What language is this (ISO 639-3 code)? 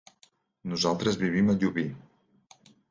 cat